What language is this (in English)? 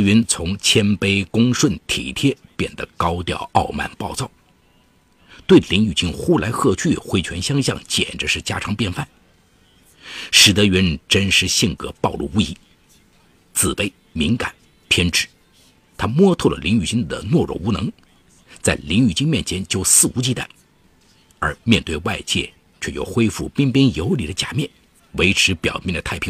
Chinese